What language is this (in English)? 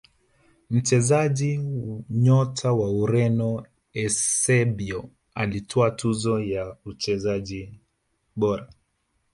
Swahili